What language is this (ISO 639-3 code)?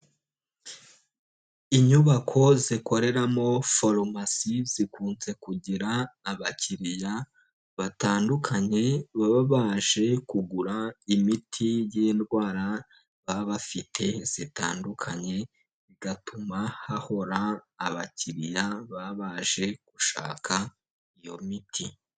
kin